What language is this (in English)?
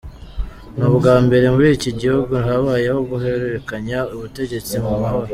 Kinyarwanda